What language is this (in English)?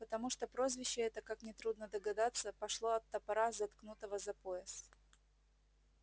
Russian